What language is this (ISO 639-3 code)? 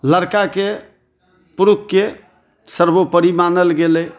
mai